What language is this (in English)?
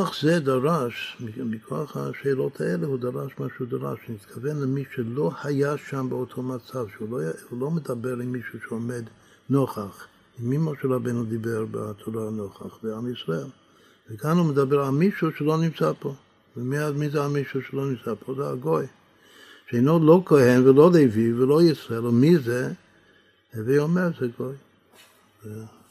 Hebrew